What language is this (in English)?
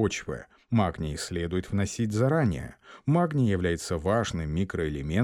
Russian